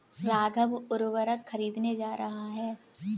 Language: Hindi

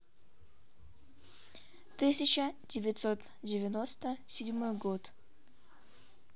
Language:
Russian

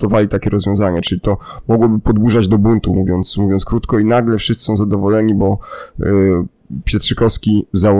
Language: Polish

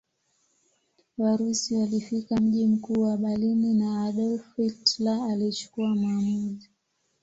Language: Swahili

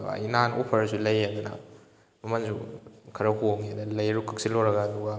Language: Manipuri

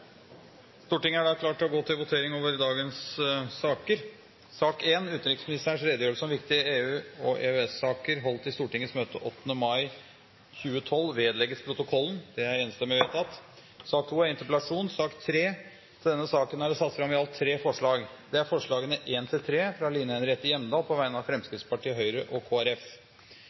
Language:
Norwegian Bokmål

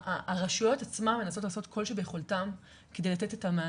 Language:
Hebrew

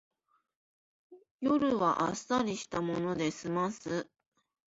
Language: Japanese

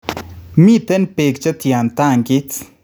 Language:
Kalenjin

